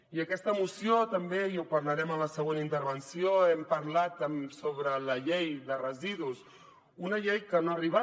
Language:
Catalan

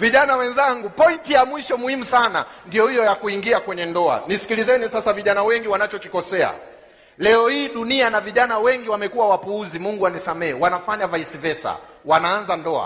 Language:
Swahili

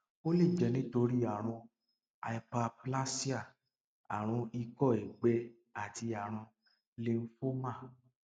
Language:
Yoruba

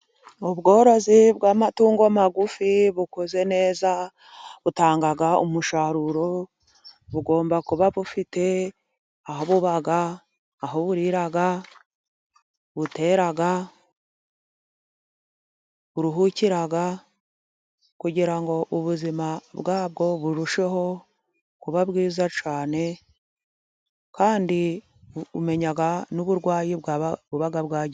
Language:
Kinyarwanda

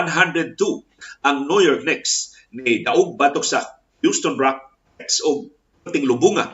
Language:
Filipino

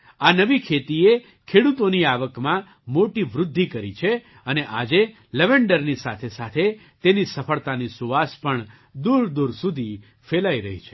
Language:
Gujarati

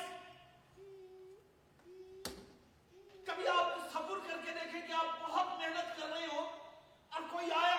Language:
Urdu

